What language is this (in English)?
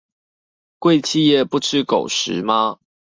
Chinese